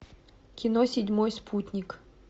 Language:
Russian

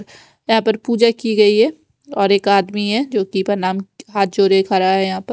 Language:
Hindi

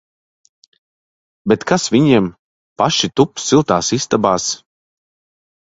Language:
Latvian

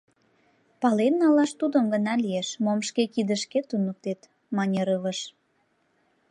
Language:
Mari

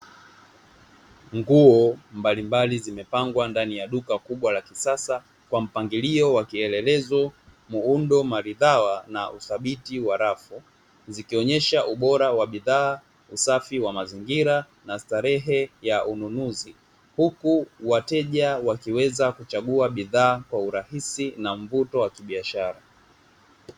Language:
Swahili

